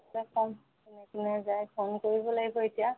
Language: Assamese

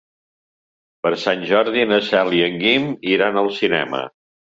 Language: Catalan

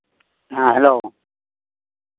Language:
Santali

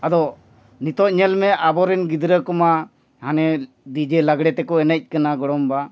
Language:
Santali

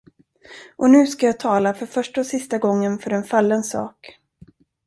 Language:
Swedish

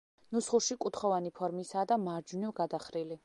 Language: Georgian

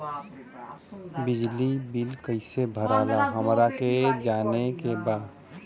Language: Bhojpuri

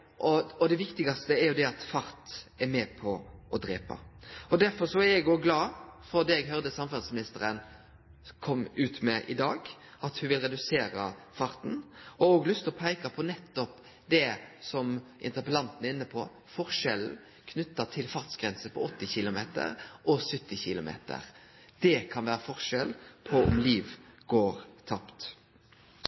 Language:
Norwegian Nynorsk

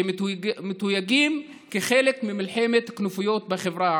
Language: Hebrew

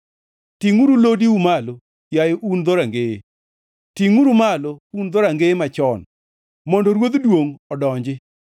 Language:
Luo (Kenya and Tanzania)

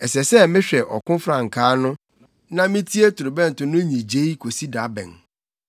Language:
Akan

